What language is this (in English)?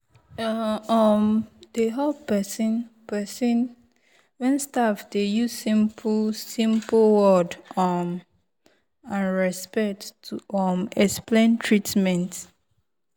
Nigerian Pidgin